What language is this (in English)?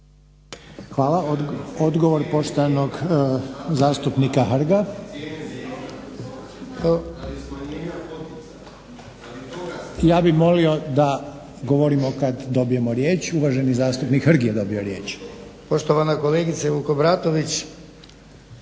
Croatian